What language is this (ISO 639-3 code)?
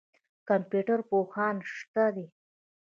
pus